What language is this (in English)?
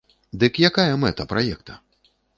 Belarusian